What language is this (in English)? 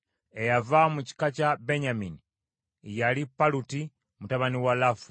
Ganda